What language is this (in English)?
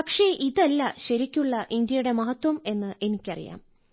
Malayalam